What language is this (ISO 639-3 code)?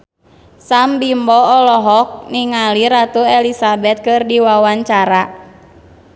sun